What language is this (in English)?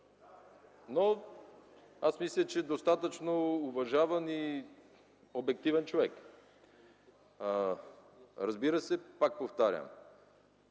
Bulgarian